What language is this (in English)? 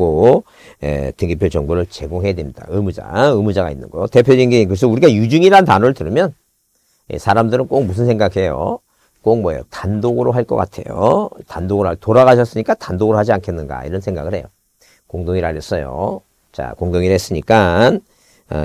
Korean